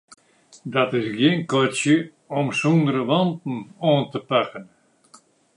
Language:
Western Frisian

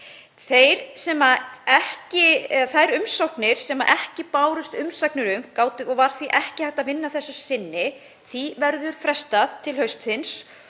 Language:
Icelandic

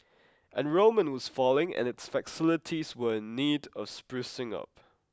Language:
English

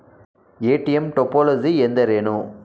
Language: Kannada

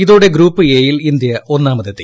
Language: Malayalam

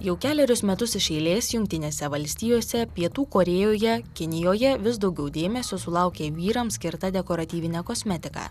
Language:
Lithuanian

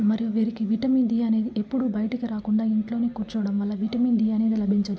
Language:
Telugu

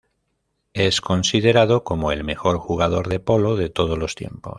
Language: Spanish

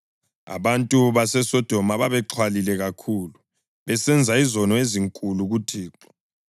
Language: North Ndebele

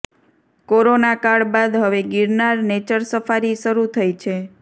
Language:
Gujarati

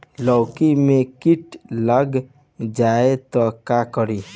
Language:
Bhojpuri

